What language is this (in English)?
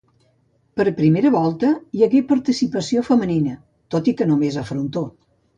Catalan